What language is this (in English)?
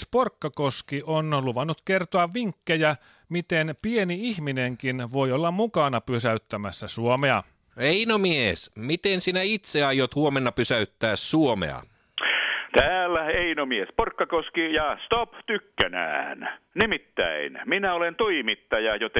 Finnish